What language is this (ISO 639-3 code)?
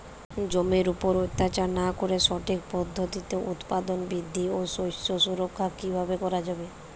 ben